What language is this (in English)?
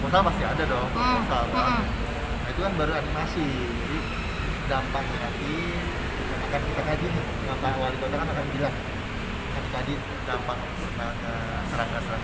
Indonesian